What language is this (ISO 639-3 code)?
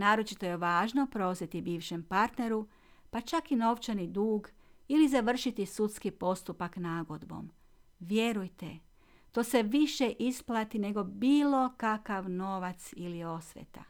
hrv